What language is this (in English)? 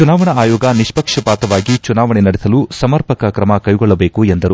Kannada